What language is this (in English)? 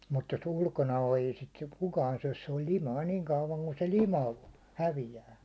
Finnish